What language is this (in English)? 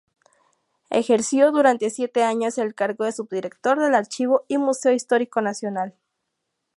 Spanish